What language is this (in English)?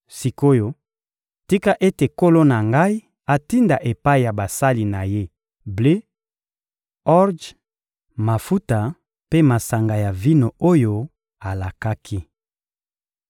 Lingala